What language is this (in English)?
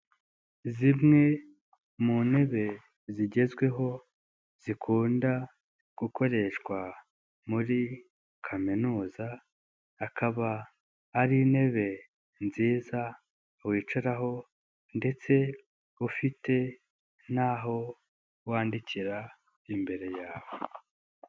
Kinyarwanda